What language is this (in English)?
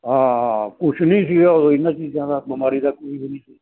Punjabi